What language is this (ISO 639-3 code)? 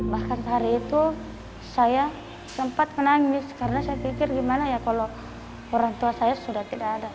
ind